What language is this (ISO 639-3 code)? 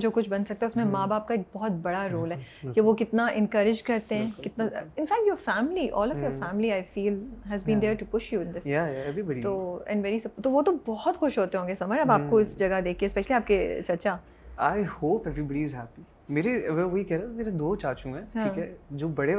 urd